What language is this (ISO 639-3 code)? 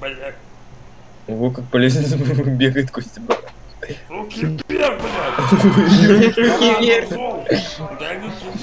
rus